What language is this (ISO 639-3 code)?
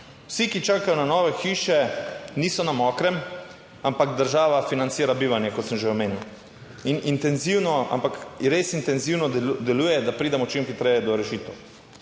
slv